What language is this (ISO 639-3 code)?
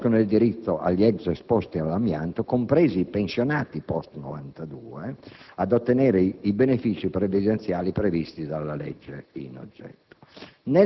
ita